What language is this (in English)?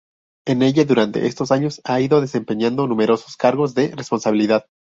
Spanish